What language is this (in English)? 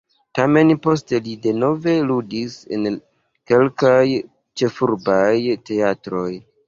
Esperanto